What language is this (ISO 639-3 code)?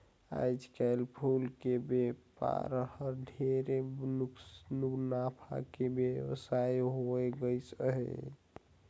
hne